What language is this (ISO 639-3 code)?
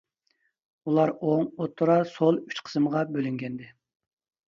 uig